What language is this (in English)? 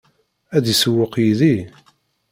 Kabyle